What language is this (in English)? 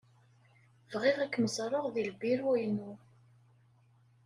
Kabyle